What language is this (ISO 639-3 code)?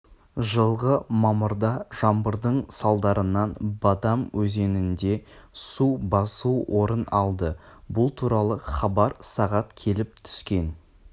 kaz